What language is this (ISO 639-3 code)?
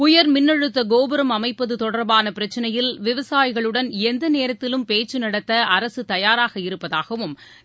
tam